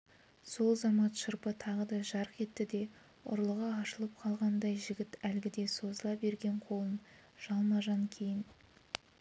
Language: Kazakh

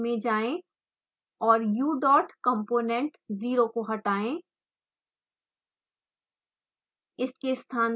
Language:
Hindi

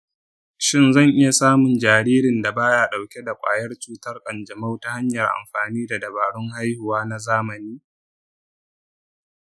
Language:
Hausa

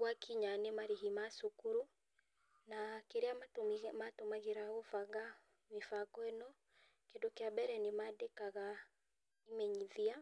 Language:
Kikuyu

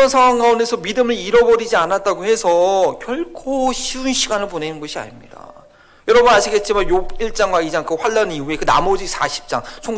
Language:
Korean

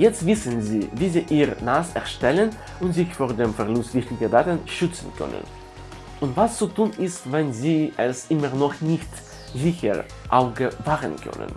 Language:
German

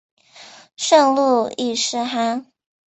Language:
Chinese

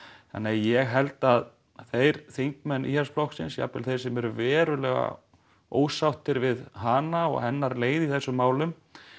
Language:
Icelandic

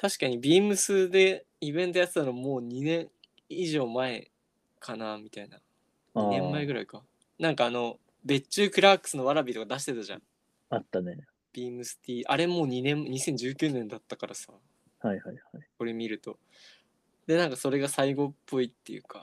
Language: Japanese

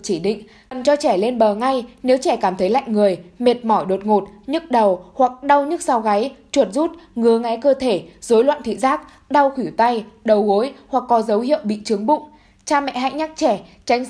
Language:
Vietnamese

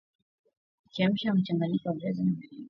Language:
Swahili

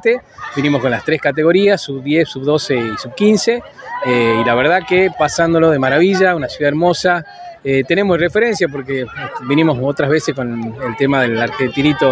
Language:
Spanish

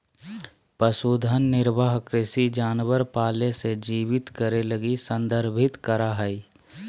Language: Magahi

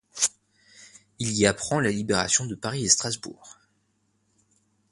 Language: French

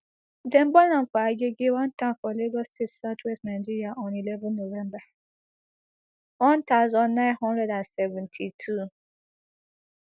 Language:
Nigerian Pidgin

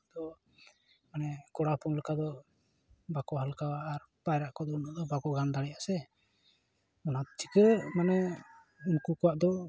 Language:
Santali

